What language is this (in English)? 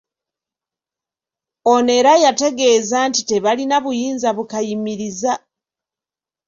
Ganda